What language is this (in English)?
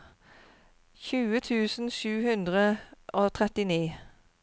Norwegian